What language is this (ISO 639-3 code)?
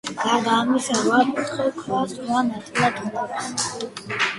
kat